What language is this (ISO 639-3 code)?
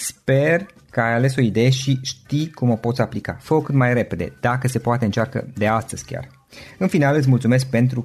ron